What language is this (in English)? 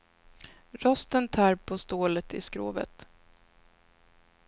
Swedish